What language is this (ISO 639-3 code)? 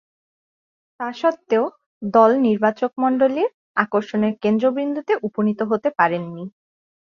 ben